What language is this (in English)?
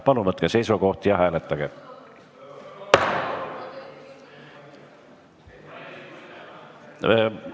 Estonian